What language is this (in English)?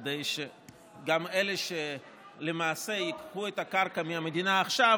Hebrew